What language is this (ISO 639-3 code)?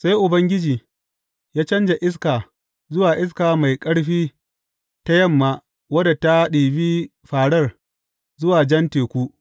hau